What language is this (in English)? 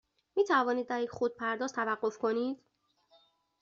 Persian